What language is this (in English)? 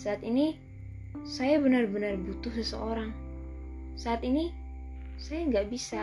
Indonesian